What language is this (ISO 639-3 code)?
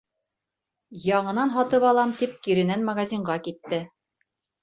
bak